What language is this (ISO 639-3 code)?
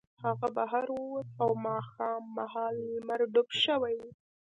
pus